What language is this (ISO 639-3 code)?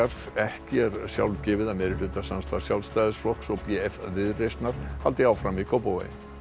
isl